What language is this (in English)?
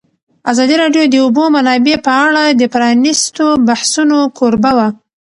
Pashto